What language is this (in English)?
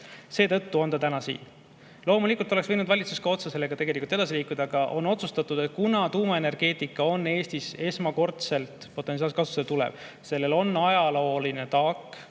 Estonian